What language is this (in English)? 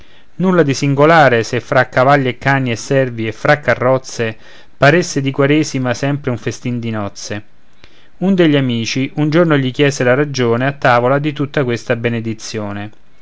Italian